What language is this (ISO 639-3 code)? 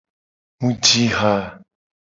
gej